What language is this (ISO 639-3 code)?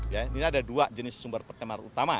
ind